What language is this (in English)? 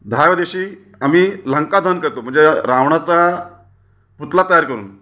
Marathi